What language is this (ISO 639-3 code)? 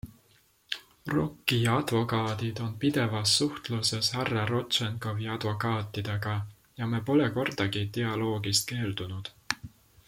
est